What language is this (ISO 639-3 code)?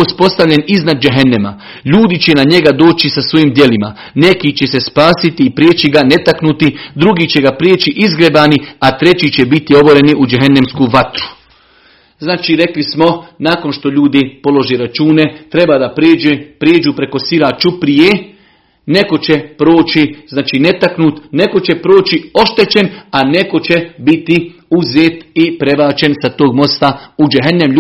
hrv